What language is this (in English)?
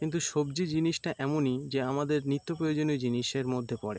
Bangla